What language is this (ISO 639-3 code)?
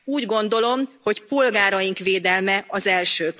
hun